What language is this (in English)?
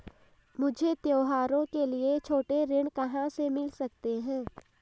Hindi